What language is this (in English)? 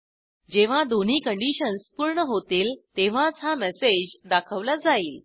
Marathi